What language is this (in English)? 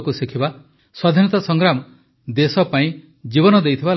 Odia